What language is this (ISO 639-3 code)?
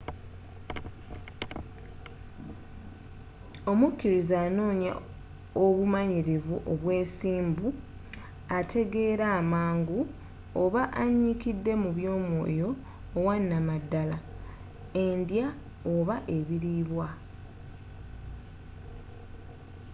lug